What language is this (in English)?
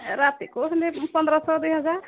Odia